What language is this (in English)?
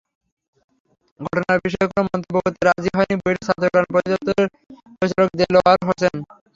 Bangla